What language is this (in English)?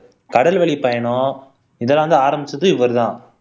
Tamil